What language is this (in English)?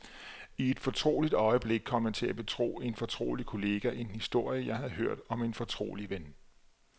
Danish